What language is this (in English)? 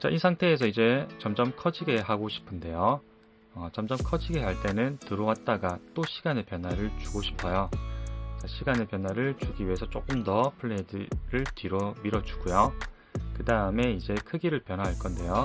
Korean